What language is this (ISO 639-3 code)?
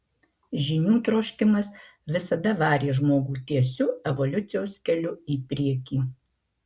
lit